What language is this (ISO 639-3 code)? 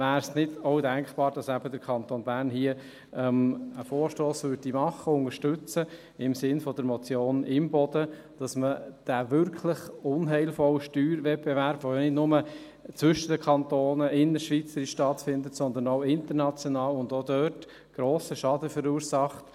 gsw